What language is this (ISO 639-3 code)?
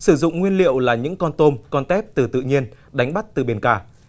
vie